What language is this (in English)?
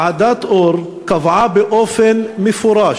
Hebrew